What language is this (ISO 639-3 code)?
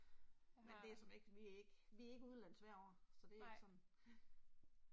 dan